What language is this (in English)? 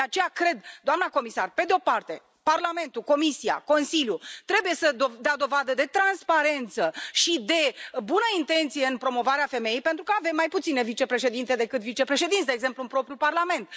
Romanian